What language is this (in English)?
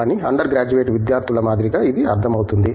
Telugu